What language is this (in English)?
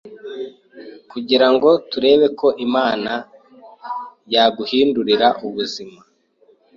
Kinyarwanda